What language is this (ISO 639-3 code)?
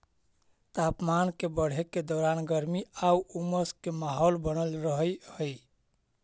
mag